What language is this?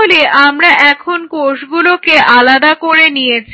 Bangla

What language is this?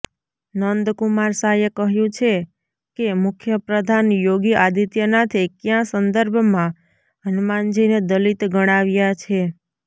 Gujarati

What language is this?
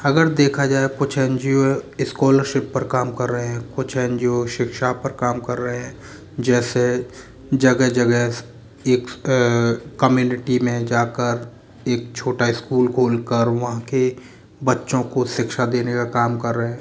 Hindi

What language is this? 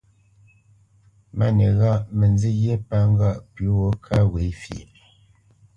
Bamenyam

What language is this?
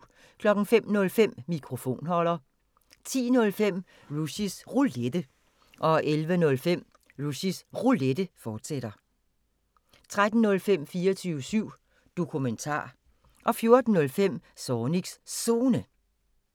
Danish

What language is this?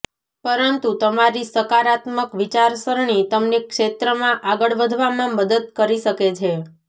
Gujarati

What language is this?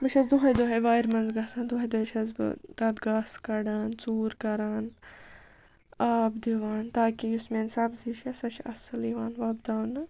Kashmiri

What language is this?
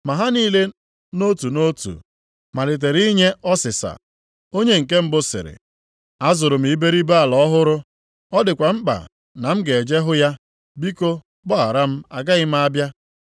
Igbo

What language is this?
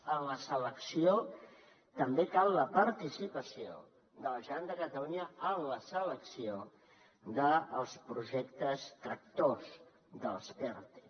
Catalan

